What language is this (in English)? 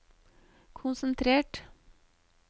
Norwegian